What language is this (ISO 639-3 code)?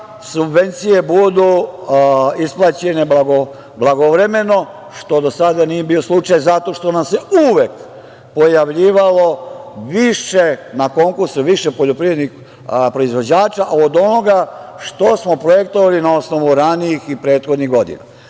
srp